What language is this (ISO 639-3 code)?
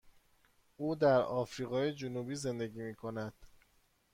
fas